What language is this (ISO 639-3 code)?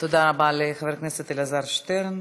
heb